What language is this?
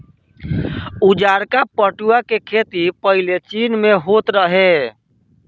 Bhojpuri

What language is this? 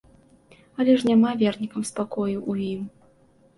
Belarusian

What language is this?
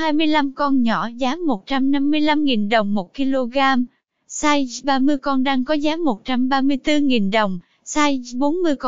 Vietnamese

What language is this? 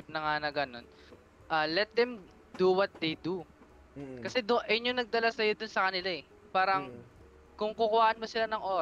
Filipino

